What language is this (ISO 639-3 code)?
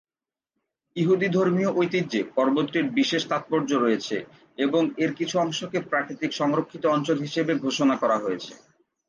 ben